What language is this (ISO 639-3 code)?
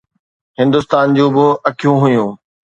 snd